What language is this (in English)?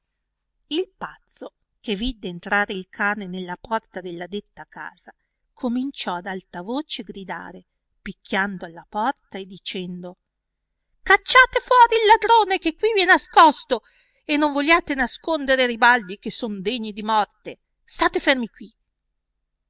Italian